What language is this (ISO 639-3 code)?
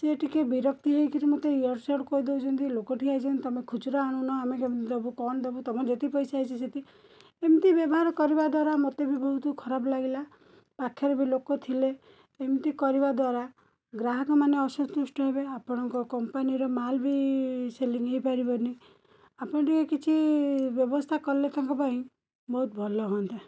ori